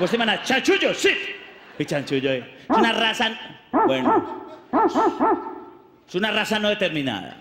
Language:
Spanish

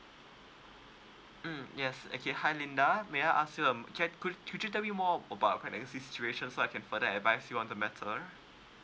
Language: English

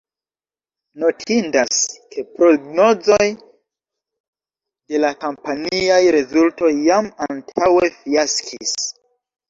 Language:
Esperanto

